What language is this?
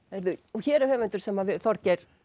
Icelandic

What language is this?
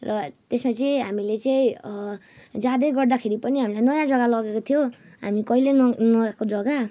Nepali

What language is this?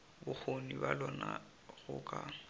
Northern Sotho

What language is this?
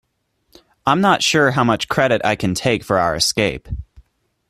English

